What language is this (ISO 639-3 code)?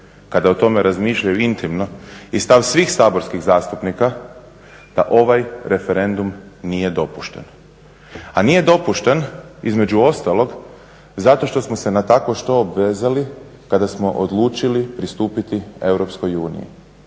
hrv